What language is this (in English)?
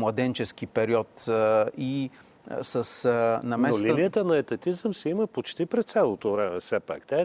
Bulgarian